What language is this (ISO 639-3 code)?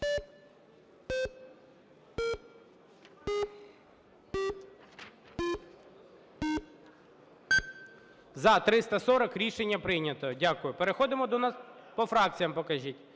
ukr